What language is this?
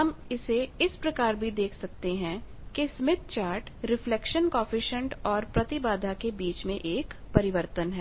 Hindi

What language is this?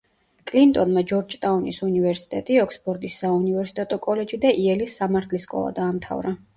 Georgian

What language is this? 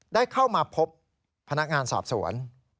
Thai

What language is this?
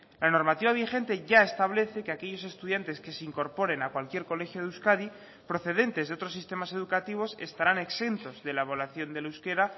Spanish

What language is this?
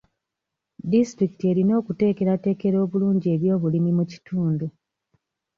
Ganda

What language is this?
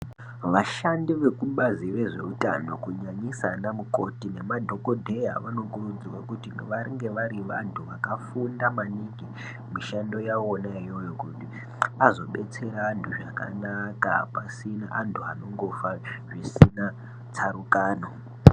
Ndau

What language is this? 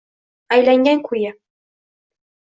Uzbek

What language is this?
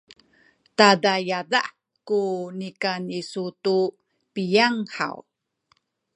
Sakizaya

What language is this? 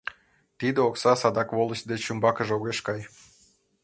Mari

